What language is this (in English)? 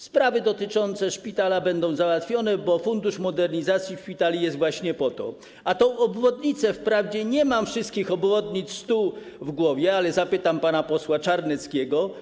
Polish